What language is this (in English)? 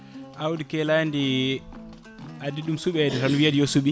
Fula